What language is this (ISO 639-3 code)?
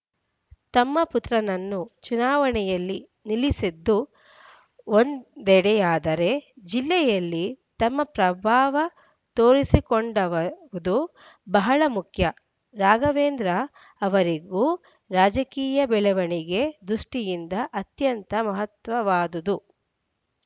kan